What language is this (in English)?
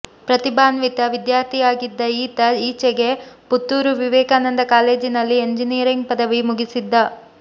Kannada